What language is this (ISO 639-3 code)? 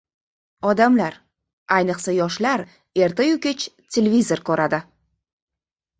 uzb